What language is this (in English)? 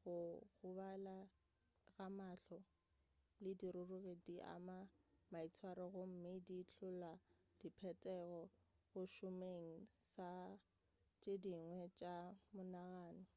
Northern Sotho